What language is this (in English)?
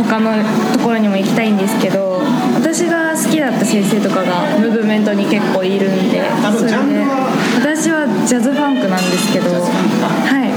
Japanese